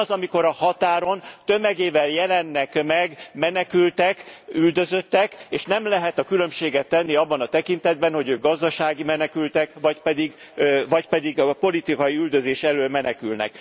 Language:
Hungarian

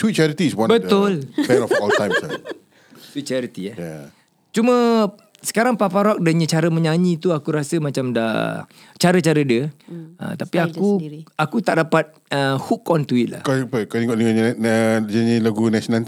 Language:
Malay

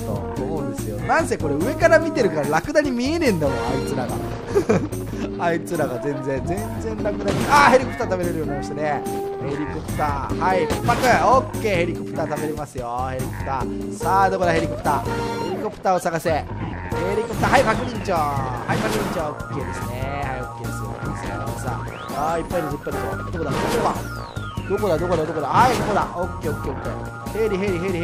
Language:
Japanese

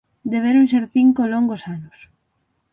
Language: Galician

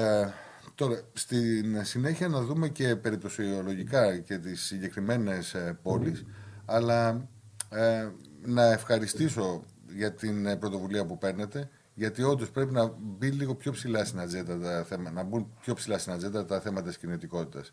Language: Greek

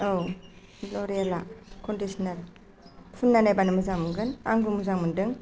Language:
Bodo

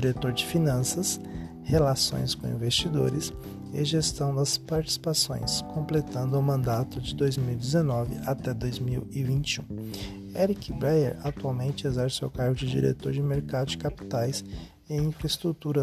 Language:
Portuguese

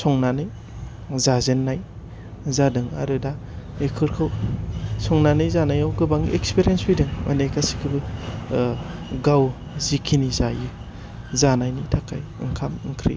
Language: Bodo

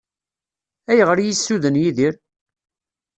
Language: Kabyle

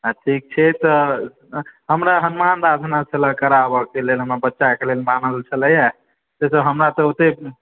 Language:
Maithili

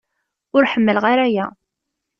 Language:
Kabyle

